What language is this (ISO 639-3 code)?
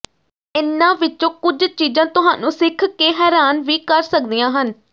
pan